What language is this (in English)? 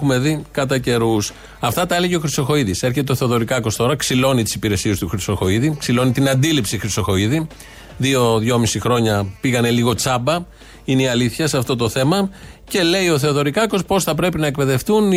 Greek